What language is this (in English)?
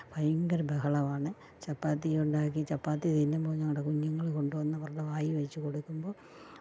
Malayalam